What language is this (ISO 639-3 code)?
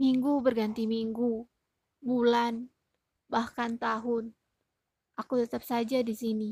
ind